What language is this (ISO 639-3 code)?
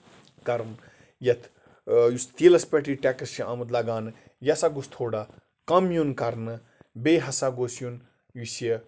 kas